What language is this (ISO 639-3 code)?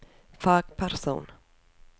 nor